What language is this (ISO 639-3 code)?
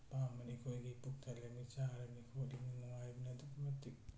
mni